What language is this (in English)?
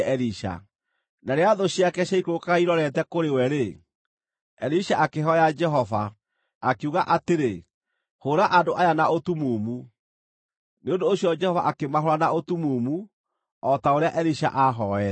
Kikuyu